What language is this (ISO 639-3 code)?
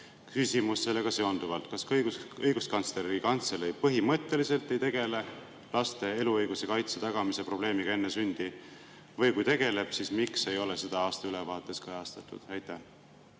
est